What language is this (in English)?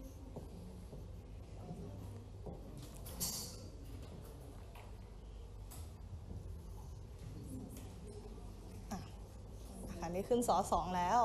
Thai